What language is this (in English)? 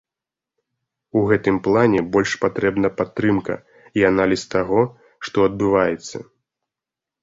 Belarusian